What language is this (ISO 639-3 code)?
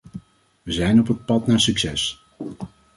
nld